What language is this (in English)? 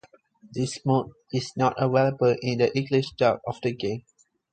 English